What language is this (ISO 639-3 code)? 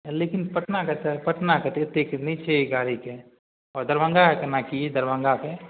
mai